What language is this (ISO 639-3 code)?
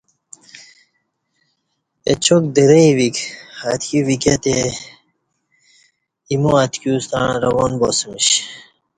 bsh